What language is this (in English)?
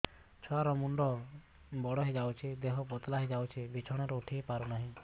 Odia